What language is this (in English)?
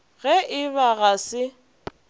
Northern Sotho